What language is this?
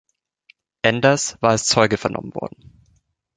German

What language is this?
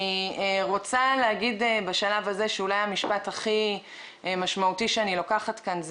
Hebrew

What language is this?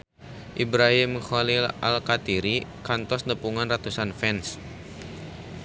Sundanese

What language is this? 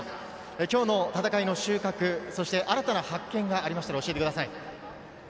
Japanese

